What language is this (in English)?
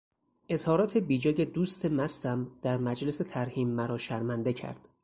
Persian